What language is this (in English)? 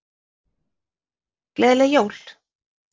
Icelandic